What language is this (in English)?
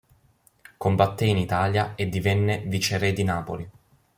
Italian